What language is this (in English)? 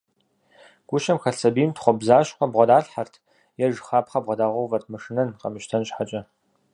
Kabardian